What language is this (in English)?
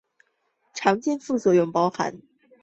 Chinese